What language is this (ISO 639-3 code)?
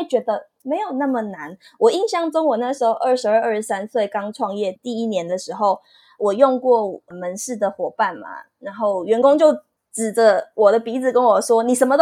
zho